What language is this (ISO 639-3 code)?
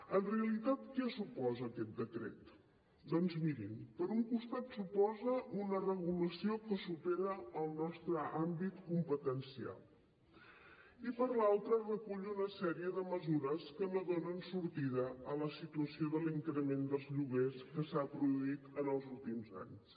cat